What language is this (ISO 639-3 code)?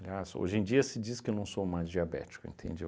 por